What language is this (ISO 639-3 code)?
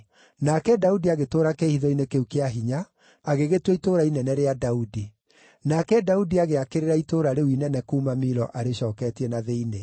kik